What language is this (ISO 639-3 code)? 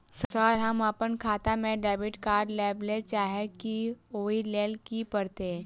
mai